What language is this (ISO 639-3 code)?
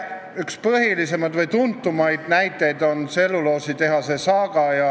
est